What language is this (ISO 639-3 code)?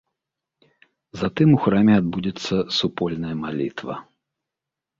bel